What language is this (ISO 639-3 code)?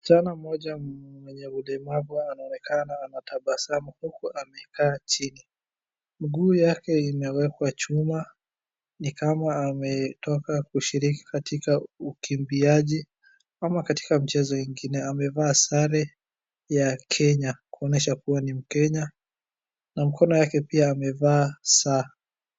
swa